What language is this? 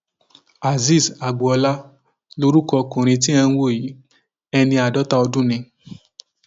Yoruba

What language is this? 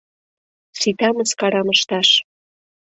Mari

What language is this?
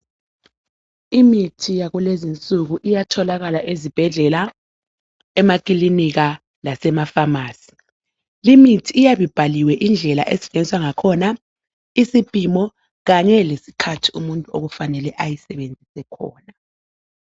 North Ndebele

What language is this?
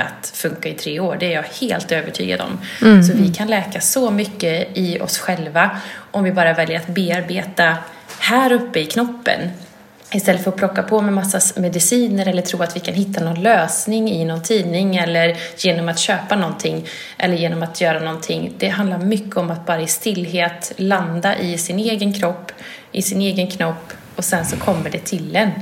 Swedish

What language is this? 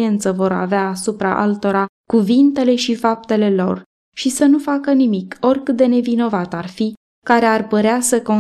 Romanian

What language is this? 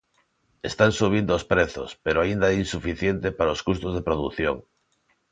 Galician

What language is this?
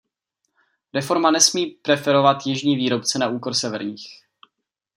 Czech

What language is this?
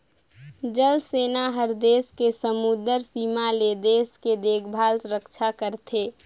Chhattisgarhi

